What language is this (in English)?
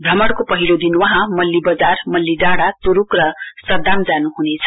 Nepali